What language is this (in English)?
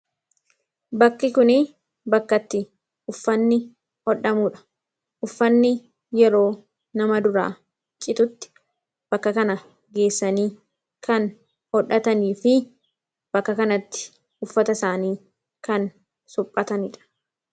Oromo